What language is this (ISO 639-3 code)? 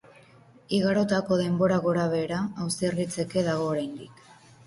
eus